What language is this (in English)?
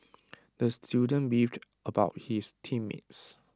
English